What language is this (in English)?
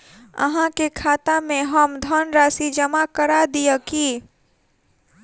Maithili